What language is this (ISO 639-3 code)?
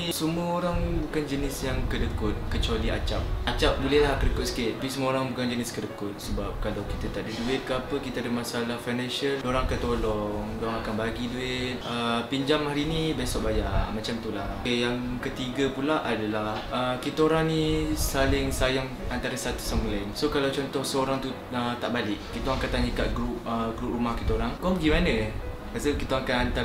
msa